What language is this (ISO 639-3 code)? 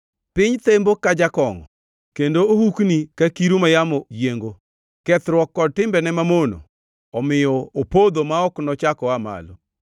luo